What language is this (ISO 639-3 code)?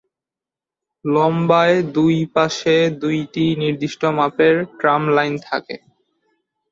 ben